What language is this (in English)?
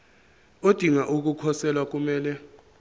Zulu